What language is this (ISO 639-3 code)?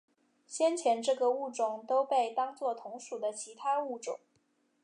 zho